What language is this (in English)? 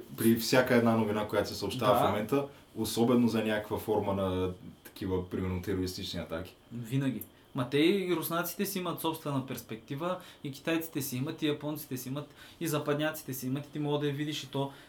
Bulgarian